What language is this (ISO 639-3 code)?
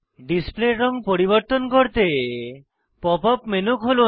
ben